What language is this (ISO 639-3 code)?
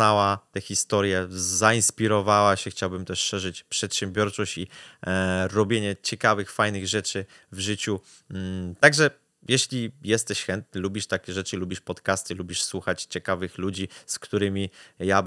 pol